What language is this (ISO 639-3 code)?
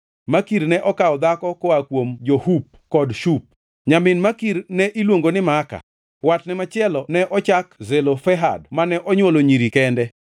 luo